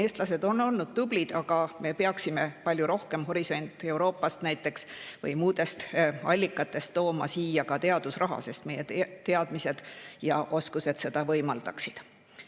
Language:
Estonian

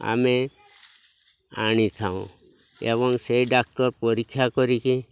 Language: Odia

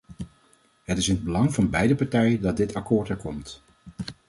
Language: Dutch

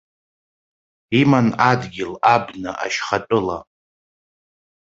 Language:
Abkhazian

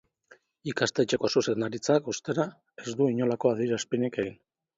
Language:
Basque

